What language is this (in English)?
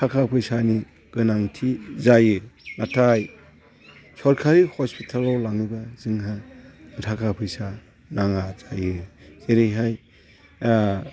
Bodo